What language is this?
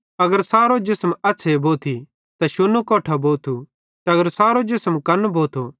Bhadrawahi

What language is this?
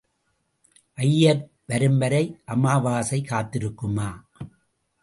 Tamil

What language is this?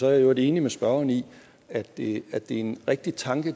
Danish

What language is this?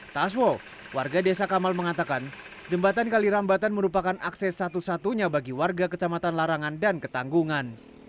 Indonesian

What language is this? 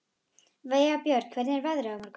Icelandic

